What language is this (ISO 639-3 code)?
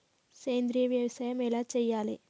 tel